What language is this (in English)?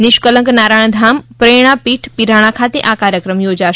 Gujarati